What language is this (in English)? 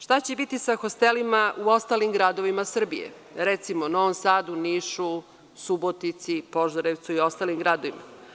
Serbian